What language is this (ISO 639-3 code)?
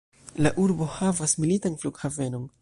epo